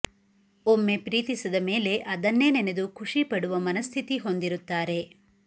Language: Kannada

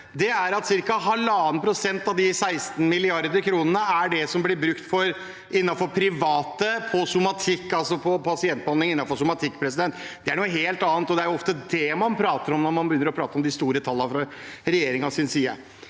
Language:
Norwegian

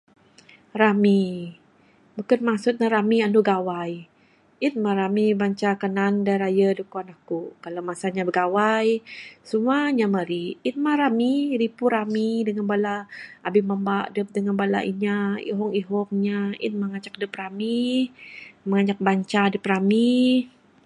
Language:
Bukar-Sadung Bidayuh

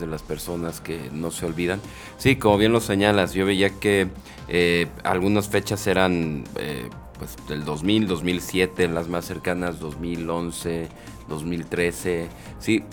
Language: Spanish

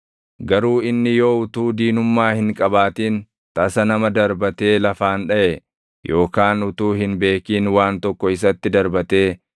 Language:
Oromo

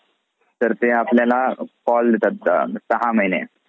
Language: Marathi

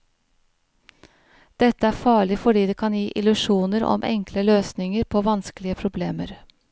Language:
Norwegian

